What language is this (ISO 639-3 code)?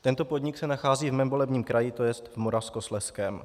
ces